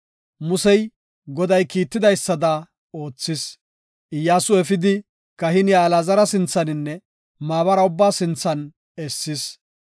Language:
Gofa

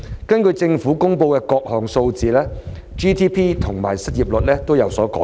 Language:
Cantonese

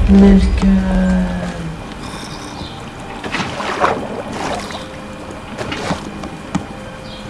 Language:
Arabic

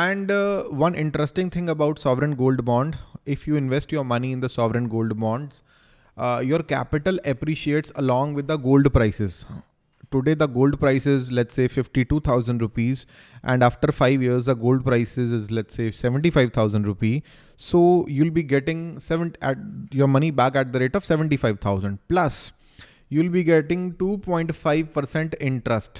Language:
English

